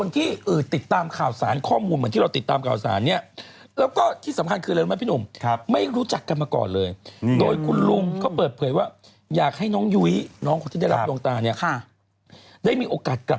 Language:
Thai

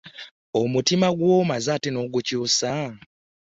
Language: Ganda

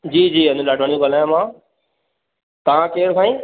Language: Sindhi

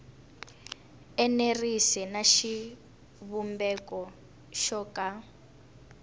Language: Tsonga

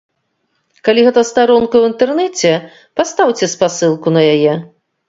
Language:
Belarusian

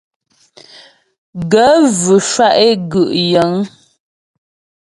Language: Ghomala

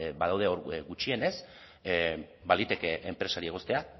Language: Basque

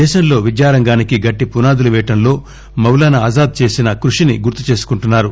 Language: Telugu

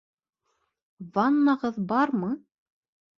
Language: Bashkir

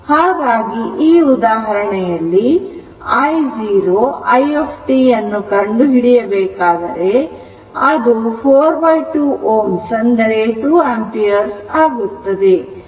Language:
Kannada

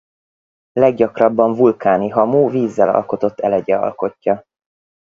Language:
Hungarian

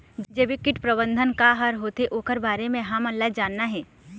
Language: Chhattisgarhi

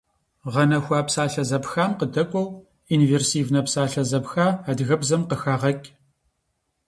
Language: Kabardian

